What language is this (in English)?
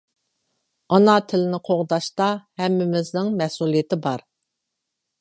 Uyghur